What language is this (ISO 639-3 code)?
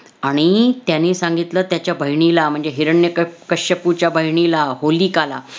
mar